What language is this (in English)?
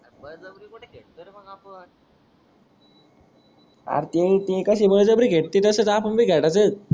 Marathi